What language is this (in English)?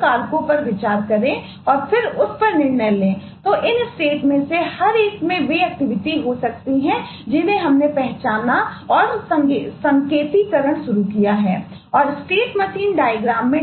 Hindi